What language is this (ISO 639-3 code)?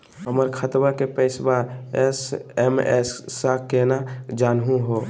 mag